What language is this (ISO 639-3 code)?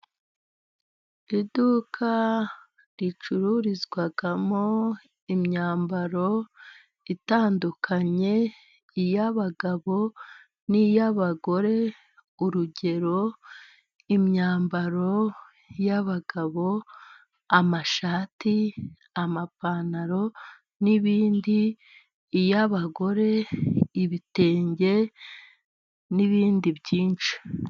kin